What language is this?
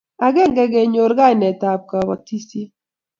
Kalenjin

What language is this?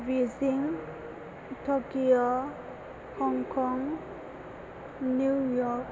Bodo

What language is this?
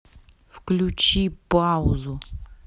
Russian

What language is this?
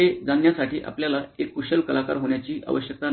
Marathi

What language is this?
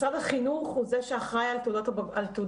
Hebrew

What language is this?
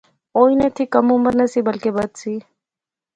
Pahari-Potwari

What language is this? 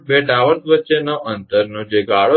Gujarati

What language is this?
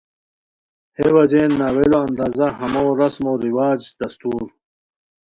Khowar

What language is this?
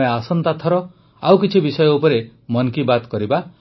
Odia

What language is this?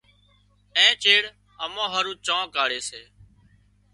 Wadiyara Koli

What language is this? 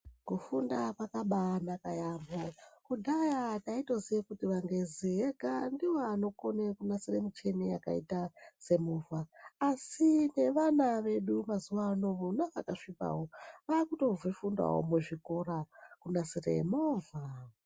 Ndau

